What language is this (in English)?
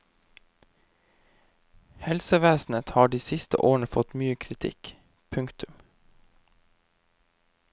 Norwegian